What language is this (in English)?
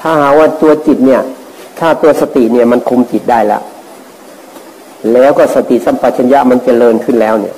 Thai